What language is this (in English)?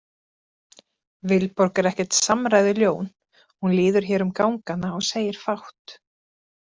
Icelandic